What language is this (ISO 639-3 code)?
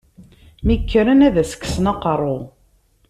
kab